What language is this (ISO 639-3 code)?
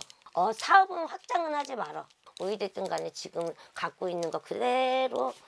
kor